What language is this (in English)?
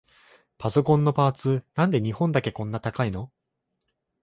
Japanese